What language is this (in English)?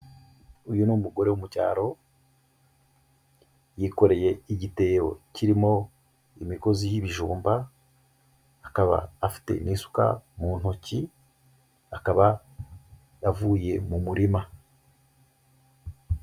Kinyarwanda